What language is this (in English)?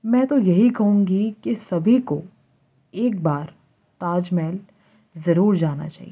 Urdu